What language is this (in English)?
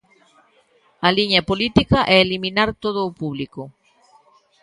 Galician